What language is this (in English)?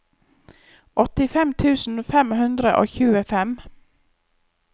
Norwegian